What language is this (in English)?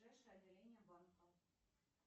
Russian